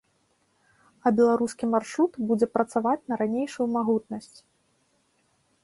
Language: Belarusian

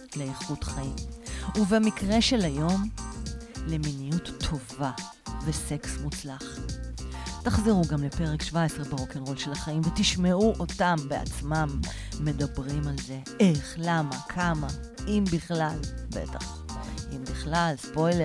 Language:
Hebrew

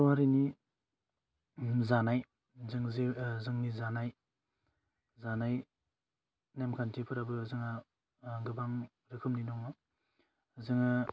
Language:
Bodo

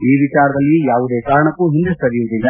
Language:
Kannada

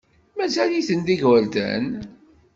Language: Kabyle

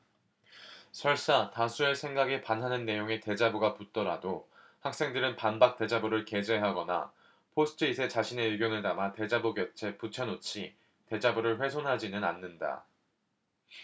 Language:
Korean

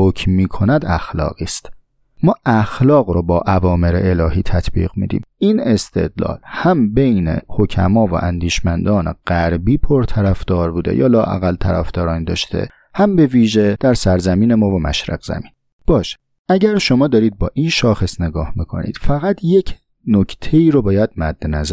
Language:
Persian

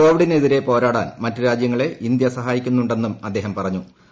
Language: Malayalam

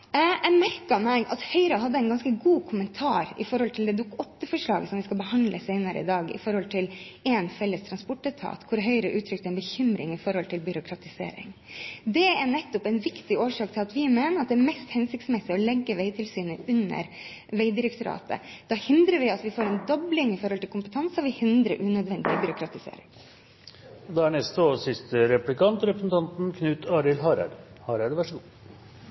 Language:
Norwegian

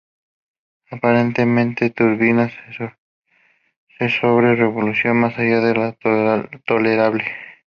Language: Spanish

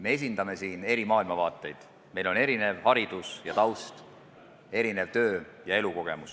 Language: Estonian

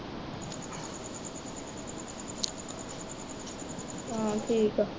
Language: Punjabi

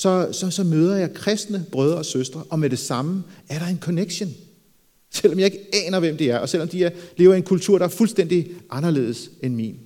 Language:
Danish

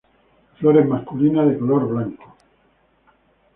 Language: Spanish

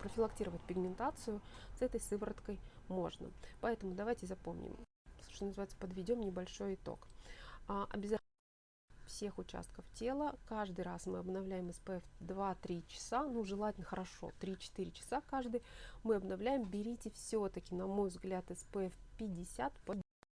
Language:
Russian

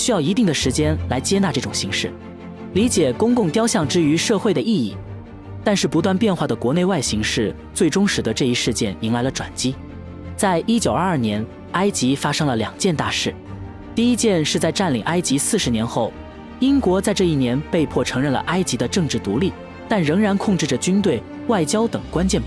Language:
Chinese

